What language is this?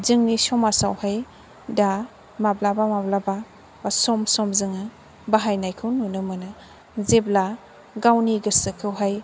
Bodo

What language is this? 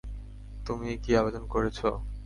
Bangla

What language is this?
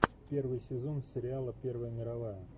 Russian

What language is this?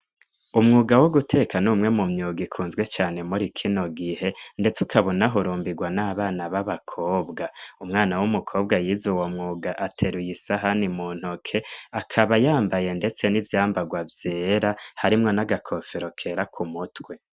Rundi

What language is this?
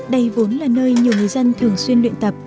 Vietnamese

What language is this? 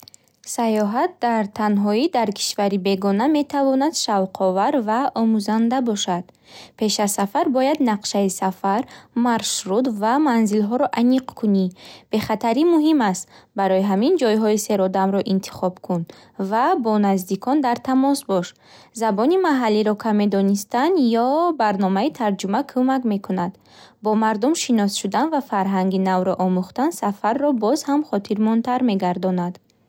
Bukharic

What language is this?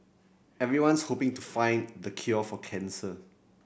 English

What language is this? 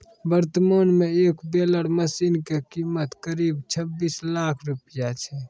Maithili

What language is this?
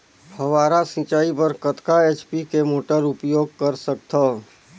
Chhattisgarhi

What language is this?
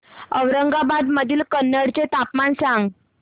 Marathi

